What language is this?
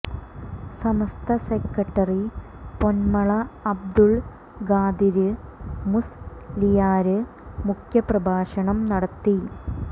Malayalam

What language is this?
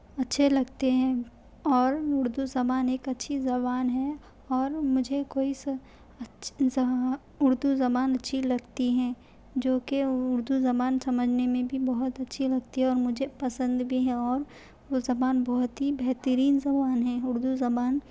Urdu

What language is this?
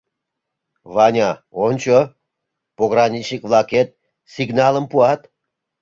Mari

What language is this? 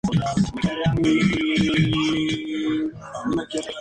Spanish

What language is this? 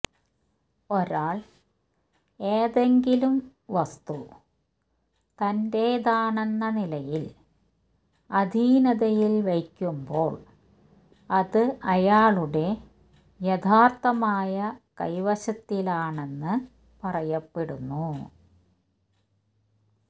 Malayalam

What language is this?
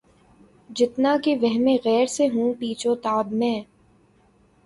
Urdu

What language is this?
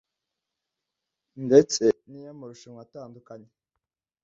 Kinyarwanda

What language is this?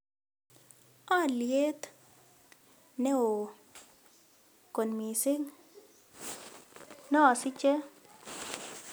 Kalenjin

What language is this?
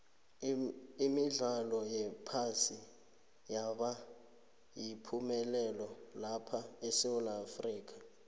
South Ndebele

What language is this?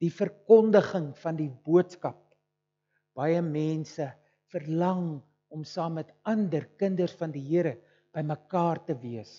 Dutch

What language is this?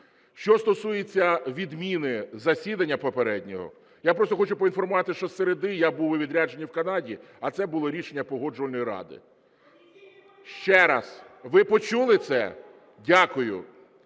Ukrainian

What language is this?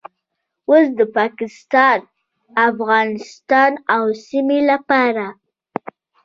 Pashto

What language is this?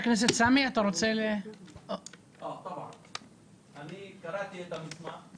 Hebrew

